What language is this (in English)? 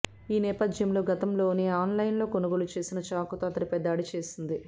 Telugu